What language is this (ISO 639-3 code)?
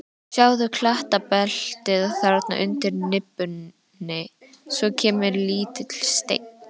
isl